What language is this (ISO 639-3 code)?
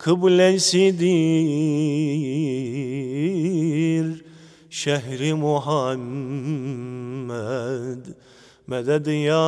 tur